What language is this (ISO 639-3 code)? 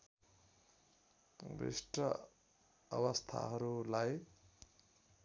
nep